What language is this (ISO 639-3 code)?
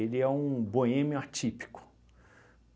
por